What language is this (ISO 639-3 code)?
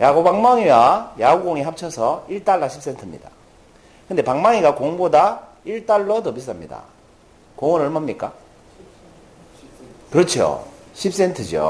kor